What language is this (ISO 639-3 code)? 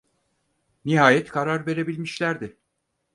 tur